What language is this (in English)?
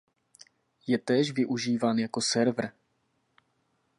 Czech